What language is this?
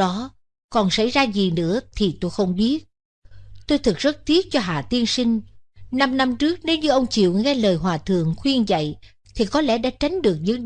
Vietnamese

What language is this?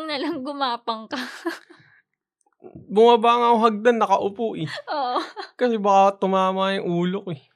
Filipino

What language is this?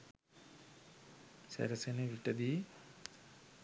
Sinhala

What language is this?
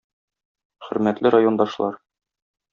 Tatar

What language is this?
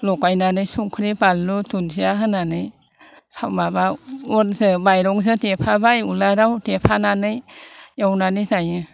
Bodo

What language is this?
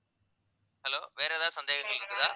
Tamil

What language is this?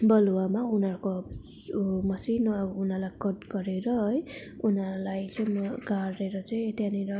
Nepali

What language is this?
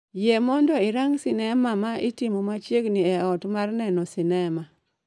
Luo (Kenya and Tanzania)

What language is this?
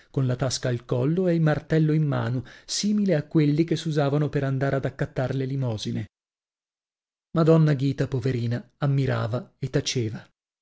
Italian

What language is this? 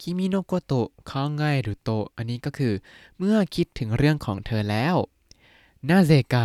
Thai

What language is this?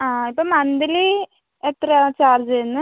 Malayalam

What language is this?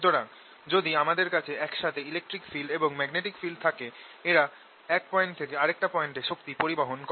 Bangla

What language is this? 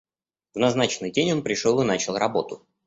Russian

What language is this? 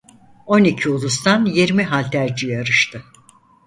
Turkish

